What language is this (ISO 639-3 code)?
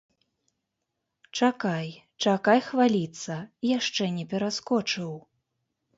bel